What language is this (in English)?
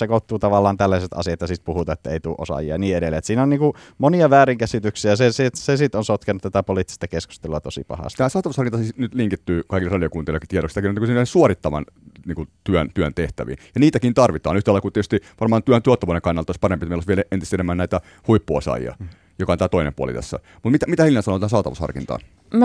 Finnish